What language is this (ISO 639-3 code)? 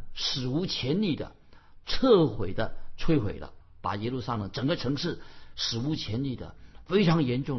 zho